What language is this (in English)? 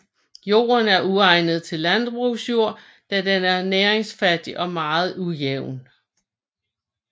Danish